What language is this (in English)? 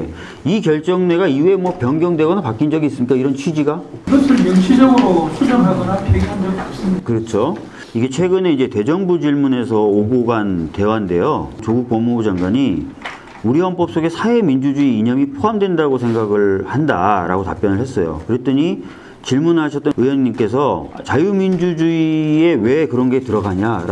Korean